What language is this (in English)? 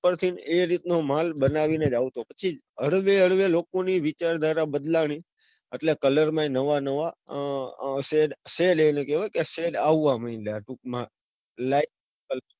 Gujarati